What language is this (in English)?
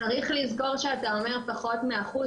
Hebrew